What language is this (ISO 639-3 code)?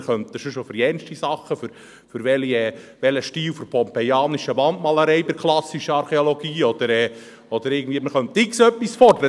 gsw